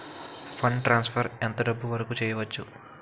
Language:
Telugu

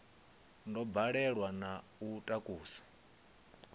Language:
Venda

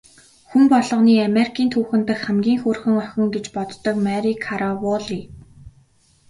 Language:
Mongolian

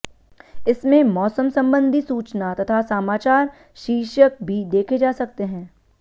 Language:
Hindi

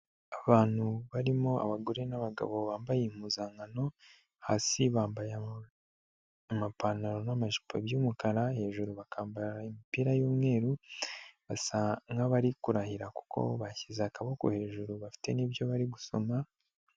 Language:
Kinyarwanda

